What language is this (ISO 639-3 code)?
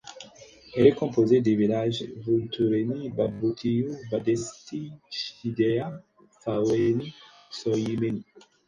fra